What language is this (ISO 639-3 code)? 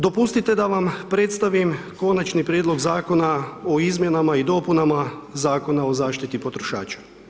hrv